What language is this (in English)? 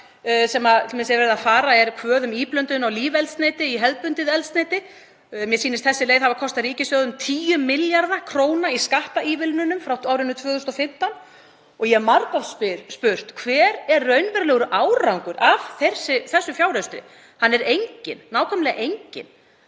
Icelandic